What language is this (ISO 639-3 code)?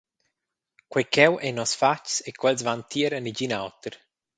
roh